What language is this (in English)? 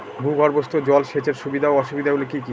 Bangla